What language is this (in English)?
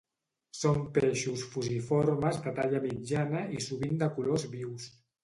Catalan